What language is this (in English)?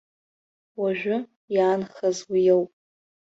Abkhazian